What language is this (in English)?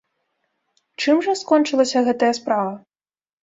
Belarusian